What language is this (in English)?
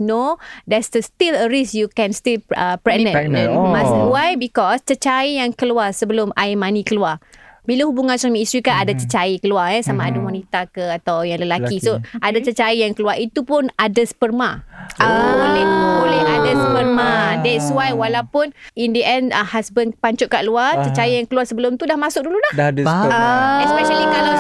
Malay